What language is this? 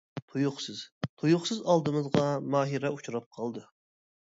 Uyghur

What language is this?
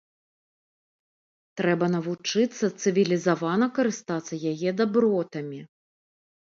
Belarusian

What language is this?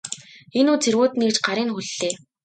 Mongolian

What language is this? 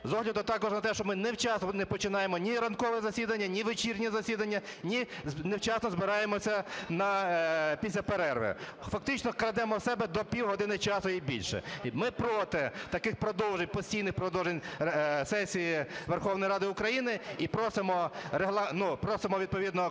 Ukrainian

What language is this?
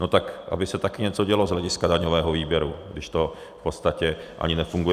Czech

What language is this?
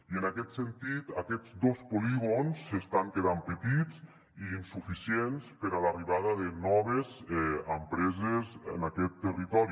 Catalan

